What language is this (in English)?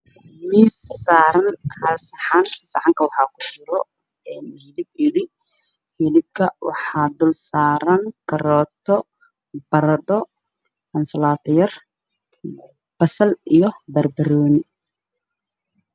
Somali